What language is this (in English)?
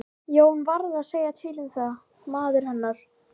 Icelandic